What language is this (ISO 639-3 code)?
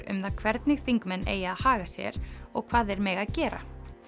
isl